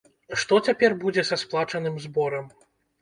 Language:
Belarusian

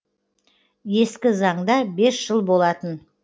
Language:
Kazakh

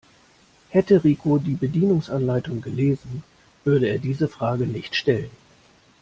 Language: German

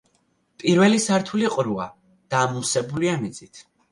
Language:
Georgian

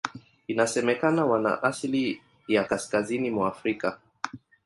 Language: Swahili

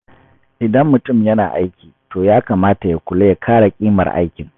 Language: Hausa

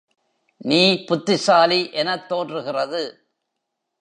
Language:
Tamil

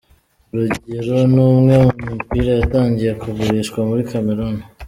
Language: Kinyarwanda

